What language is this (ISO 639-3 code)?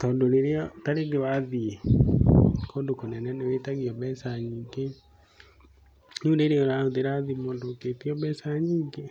kik